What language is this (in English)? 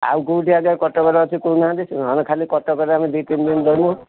Odia